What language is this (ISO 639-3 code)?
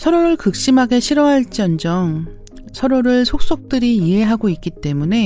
kor